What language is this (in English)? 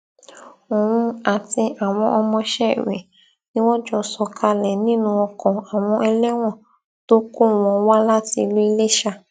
Yoruba